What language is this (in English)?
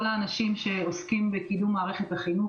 Hebrew